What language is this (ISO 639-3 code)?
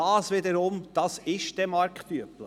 gsw